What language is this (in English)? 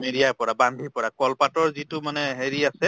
Assamese